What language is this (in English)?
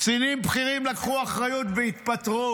Hebrew